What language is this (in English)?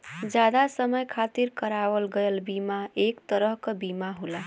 Bhojpuri